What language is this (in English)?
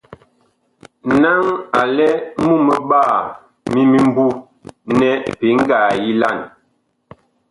Bakoko